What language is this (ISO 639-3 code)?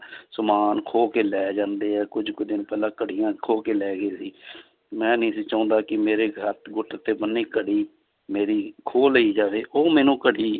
pan